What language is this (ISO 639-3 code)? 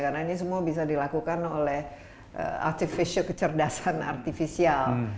ind